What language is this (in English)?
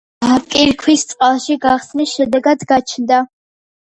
Georgian